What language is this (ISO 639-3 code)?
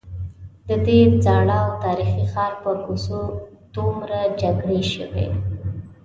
pus